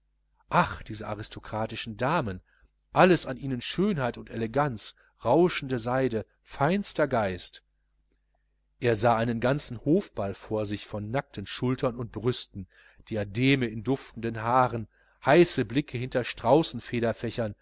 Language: German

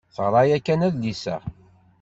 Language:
Kabyle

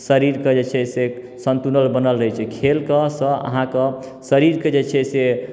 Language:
Maithili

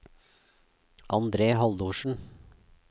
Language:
Norwegian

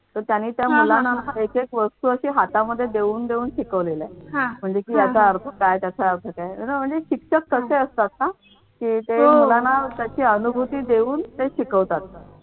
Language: Marathi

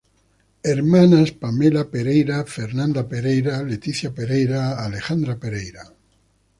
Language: Spanish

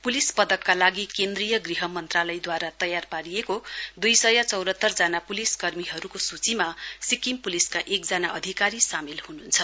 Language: Nepali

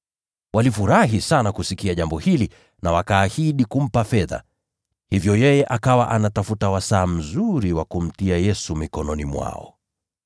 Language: Swahili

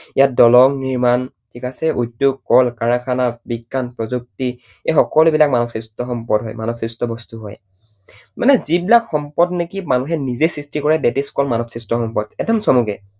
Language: Assamese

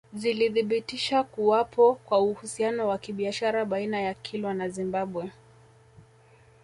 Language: Swahili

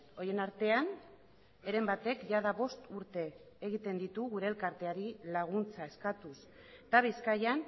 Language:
Basque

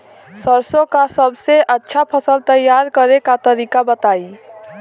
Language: Bhojpuri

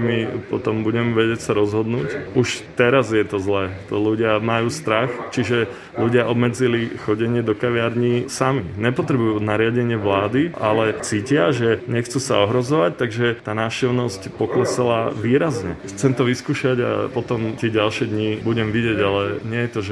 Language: Slovak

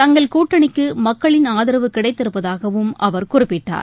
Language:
Tamil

